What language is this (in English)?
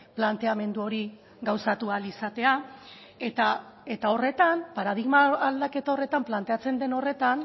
Basque